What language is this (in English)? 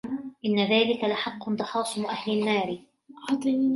Arabic